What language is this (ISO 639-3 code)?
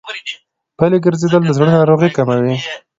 pus